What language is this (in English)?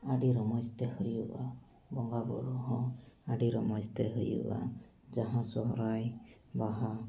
Santali